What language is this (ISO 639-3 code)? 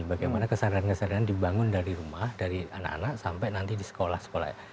ind